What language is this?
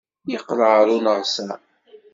Kabyle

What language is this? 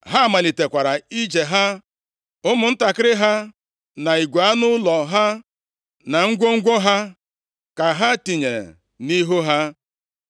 Igbo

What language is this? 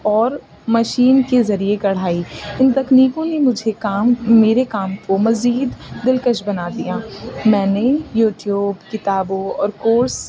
Urdu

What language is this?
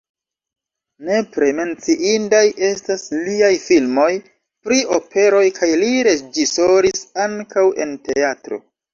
Esperanto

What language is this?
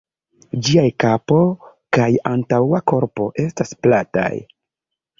Esperanto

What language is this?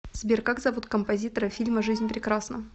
Russian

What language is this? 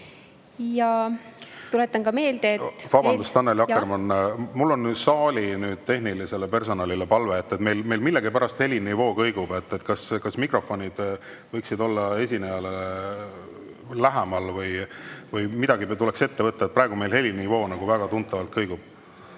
Estonian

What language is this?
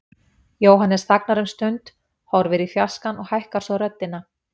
Icelandic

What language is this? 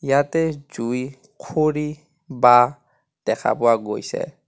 Assamese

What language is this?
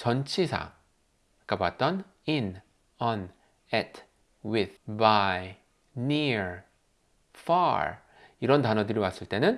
Korean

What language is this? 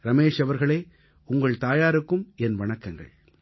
Tamil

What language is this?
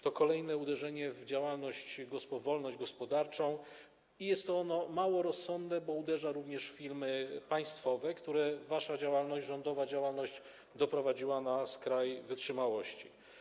Polish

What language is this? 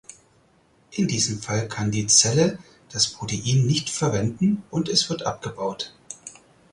German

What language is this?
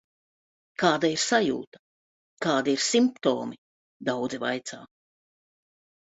Latvian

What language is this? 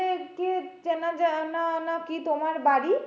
Bangla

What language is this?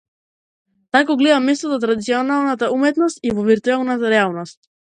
Macedonian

